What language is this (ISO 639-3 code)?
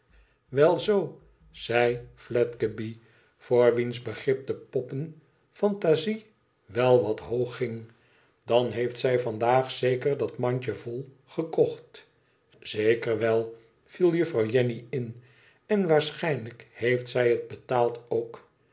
nld